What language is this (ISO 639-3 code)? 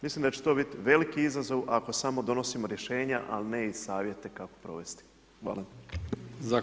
hrv